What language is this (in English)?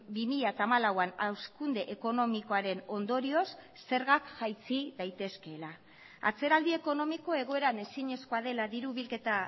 Basque